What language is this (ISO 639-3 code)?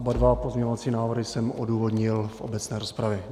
ces